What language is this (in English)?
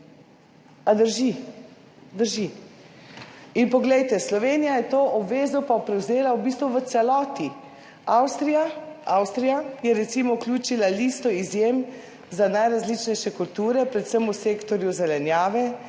Slovenian